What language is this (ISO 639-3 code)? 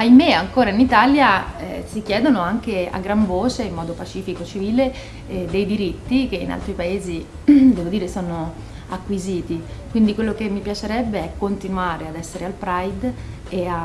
ita